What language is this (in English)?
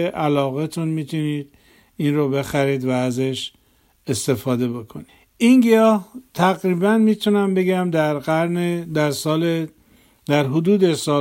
Persian